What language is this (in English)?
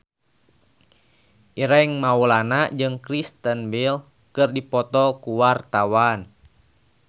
Sundanese